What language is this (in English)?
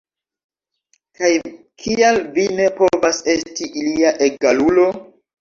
Esperanto